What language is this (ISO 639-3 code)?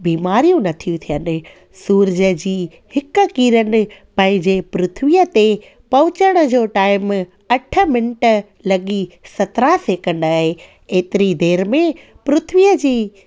snd